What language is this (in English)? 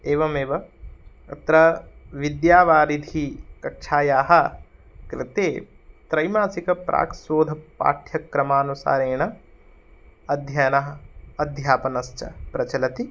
Sanskrit